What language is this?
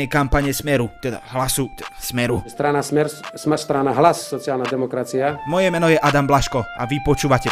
Slovak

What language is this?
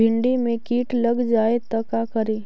Magahi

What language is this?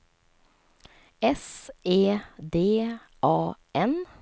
Swedish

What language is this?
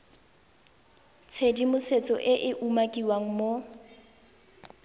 Tswana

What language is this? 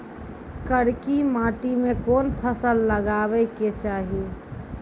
Maithili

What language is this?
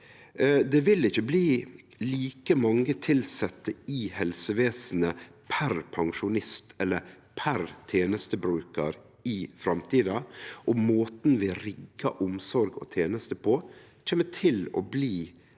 Norwegian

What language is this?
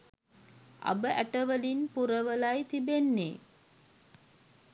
Sinhala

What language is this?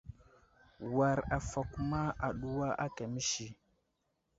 Wuzlam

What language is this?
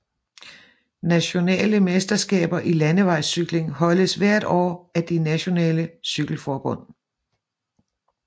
Danish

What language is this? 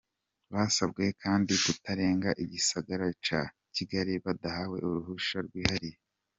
Kinyarwanda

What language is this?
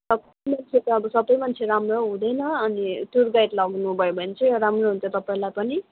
Nepali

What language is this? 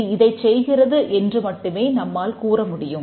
Tamil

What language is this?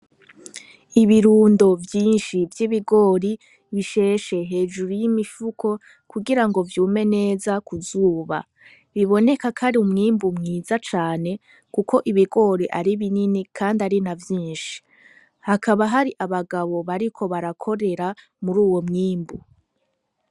Rundi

